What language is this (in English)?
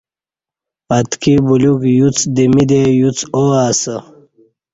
Kati